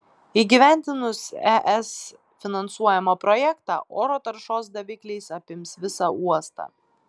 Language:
Lithuanian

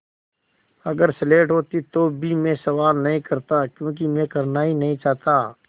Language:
Hindi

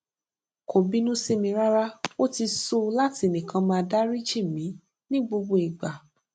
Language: Yoruba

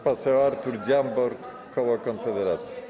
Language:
Polish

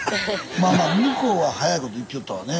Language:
Japanese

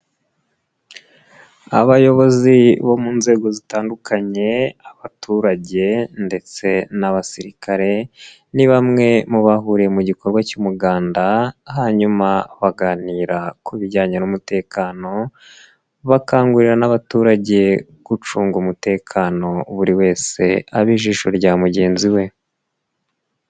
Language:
Kinyarwanda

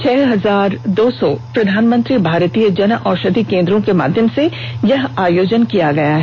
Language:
Hindi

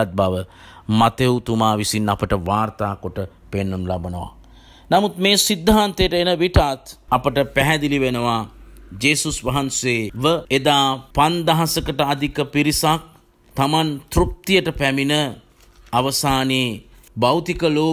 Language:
Romanian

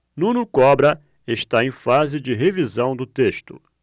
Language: Portuguese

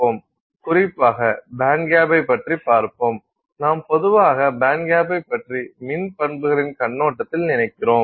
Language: Tamil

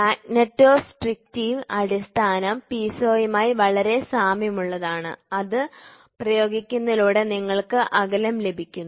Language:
Malayalam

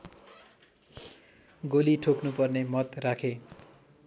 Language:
Nepali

